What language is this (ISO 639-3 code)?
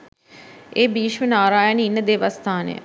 sin